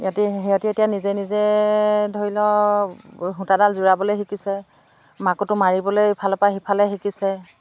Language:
Assamese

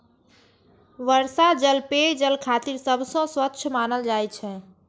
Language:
Maithili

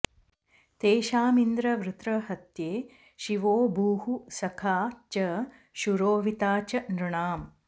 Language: Sanskrit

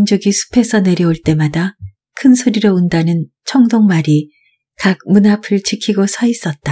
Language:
Korean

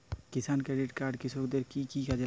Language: Bangla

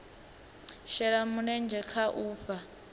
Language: Venda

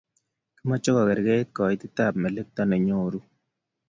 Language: Kalenjin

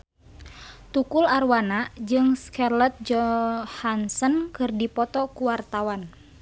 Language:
Sundanese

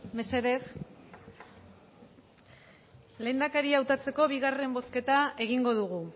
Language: Basque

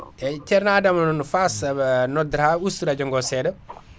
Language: Fula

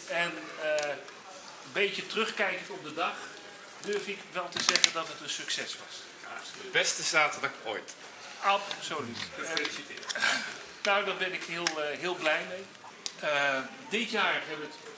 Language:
Dutch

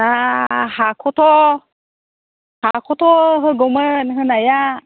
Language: Bodo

